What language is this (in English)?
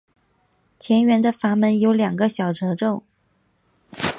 Chinese